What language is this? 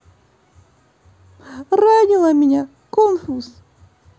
Russian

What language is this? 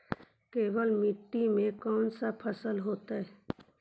Magahi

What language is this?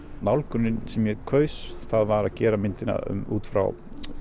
Icelandic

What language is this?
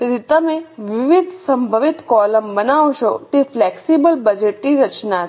Gujarati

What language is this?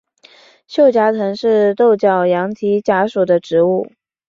Chinese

